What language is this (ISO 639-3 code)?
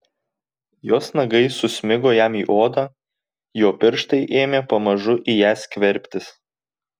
lit